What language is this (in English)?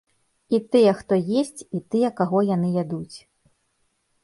Belarusian